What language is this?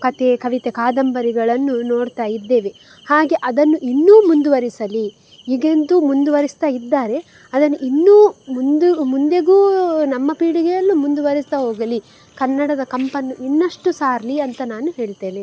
Kannada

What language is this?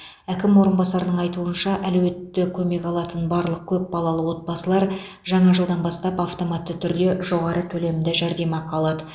Kazakh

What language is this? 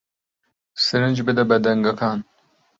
Central Kurdish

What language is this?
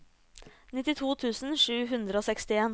Norwegian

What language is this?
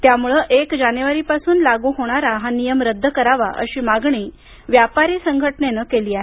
Marathi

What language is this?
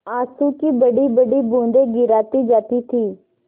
Hindi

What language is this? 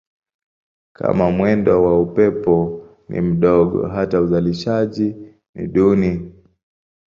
Swahili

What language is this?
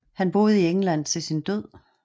Danish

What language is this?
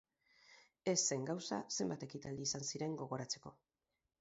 Basque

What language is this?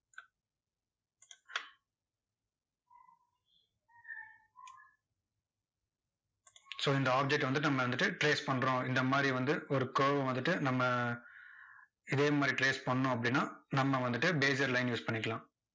Tamil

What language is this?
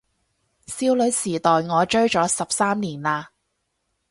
Cantonese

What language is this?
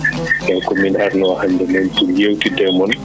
Fula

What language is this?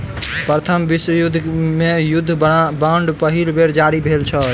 Maithili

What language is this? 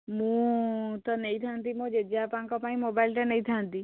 Odia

